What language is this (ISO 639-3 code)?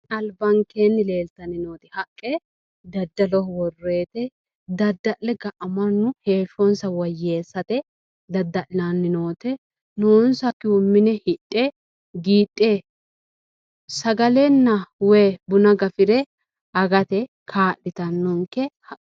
sid